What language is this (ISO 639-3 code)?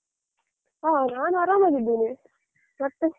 kan